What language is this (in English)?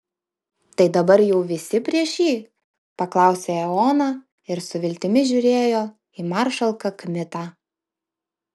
Lithuanian